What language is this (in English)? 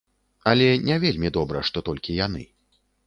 Belarusian